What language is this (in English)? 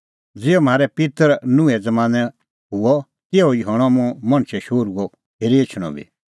Kullu Pahari